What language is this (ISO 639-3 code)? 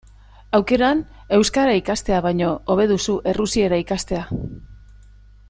eus